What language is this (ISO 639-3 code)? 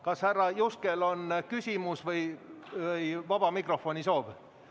est